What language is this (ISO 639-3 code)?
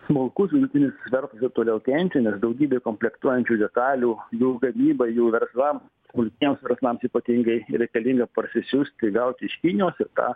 lit